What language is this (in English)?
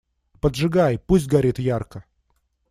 Russian